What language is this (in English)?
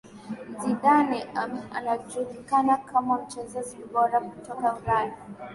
Swahili